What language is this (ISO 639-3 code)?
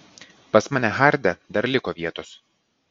lit